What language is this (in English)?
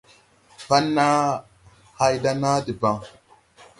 Tupuri